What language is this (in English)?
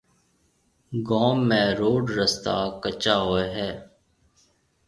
Marwari (Pakistan)